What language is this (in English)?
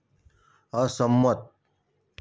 Gujarati